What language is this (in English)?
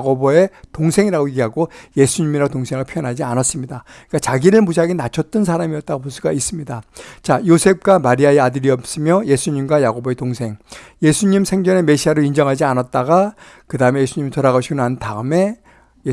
Korean